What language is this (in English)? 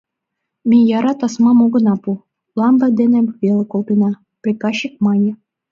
Mari